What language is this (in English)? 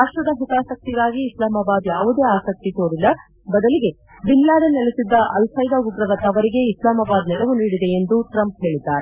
Kannada